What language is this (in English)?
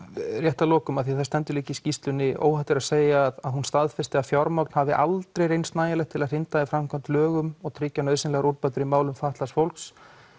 Icelandic